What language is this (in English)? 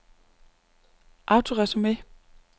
Danish